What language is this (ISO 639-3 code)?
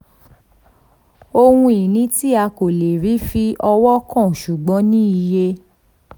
yor